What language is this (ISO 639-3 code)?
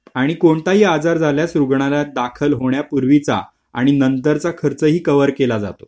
mar